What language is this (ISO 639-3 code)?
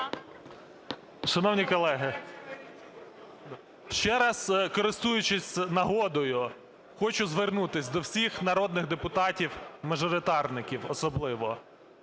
ukr